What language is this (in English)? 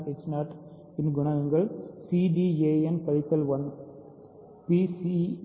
Tamil